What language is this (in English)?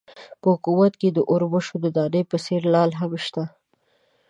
Pashto